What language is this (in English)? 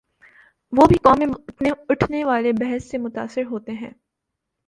Urdu